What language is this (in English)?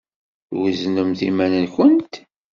Kabyle